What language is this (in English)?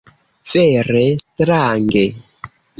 Esperanto